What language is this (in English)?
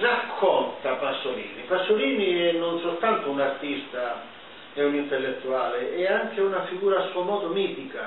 Italian